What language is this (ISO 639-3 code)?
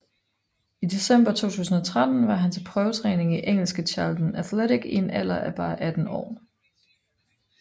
dan